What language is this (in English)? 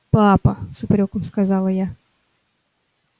Russian